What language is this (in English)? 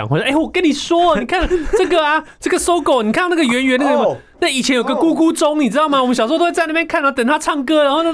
Chinese